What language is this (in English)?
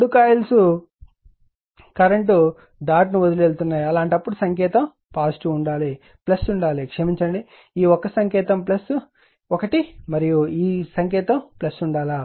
Telugu